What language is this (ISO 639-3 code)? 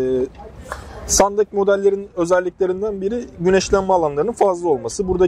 tur